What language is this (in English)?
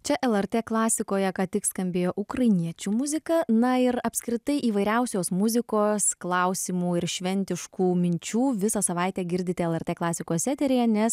Lithuanian